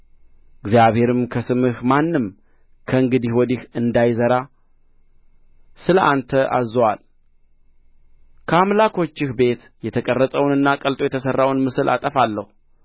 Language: Amharic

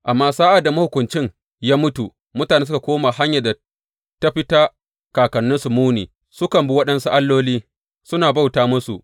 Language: Hausa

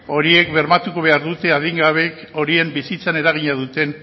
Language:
Basque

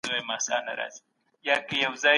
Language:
Pashto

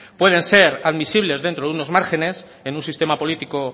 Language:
Spanish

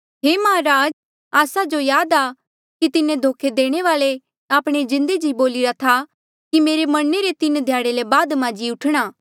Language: Mandeali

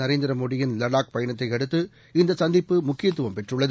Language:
Tamil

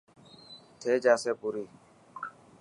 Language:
Dhatki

